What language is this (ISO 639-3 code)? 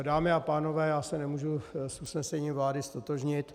ces